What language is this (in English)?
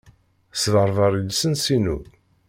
Kabyle